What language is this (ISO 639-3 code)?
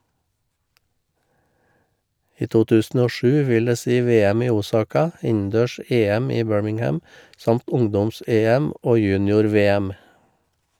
nor